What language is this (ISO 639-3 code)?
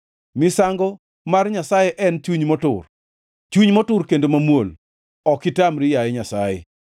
luo